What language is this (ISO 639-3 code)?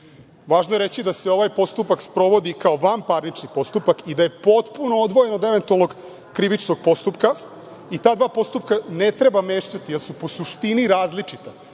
srp